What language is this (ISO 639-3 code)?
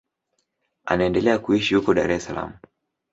swa